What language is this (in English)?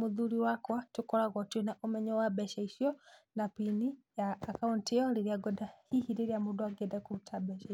Kikuyu